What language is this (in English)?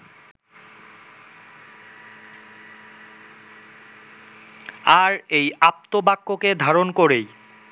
Bangla